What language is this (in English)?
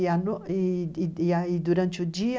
Portuguese